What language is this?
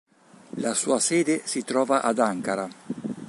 Italian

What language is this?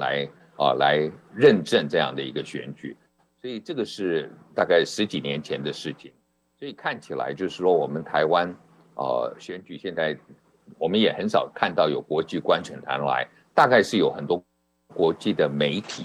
Chinese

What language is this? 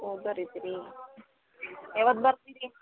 Kannada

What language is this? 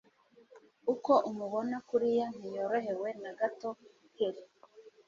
Kinyarwanda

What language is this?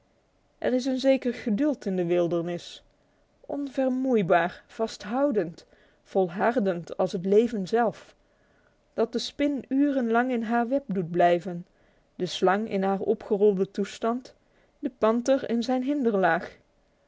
Dutch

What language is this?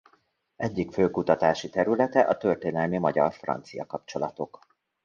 Hungarian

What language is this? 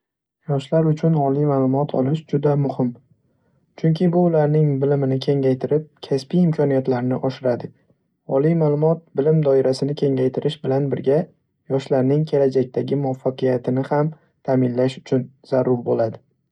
Uzbek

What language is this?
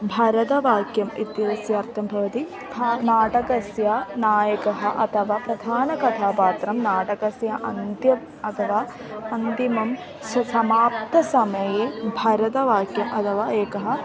Sanskrit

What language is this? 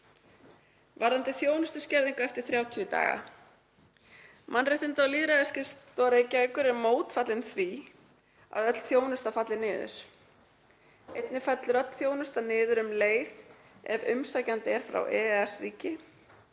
Icelandic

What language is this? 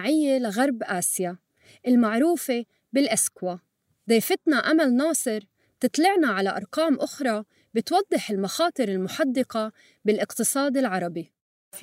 Arabic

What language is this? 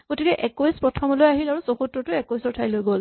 Assamese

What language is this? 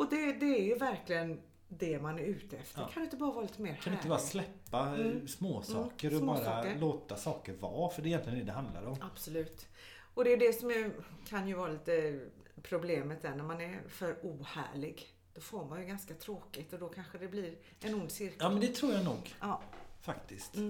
Swedish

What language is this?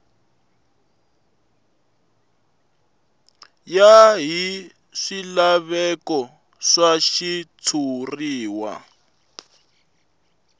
Tsonga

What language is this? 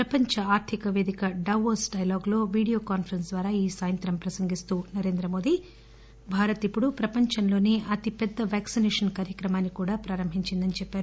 Telugu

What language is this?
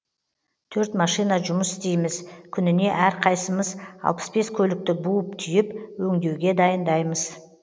Kazakh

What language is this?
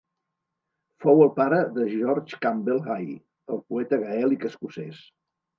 Catalan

